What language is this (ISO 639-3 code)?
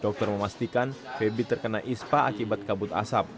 ind